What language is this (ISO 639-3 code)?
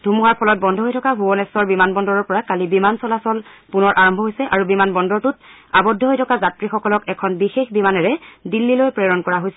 asm